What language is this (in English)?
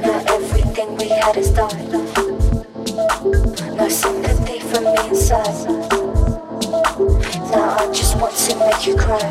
English